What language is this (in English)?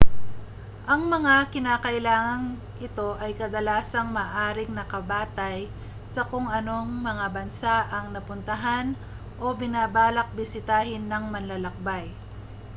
Filipino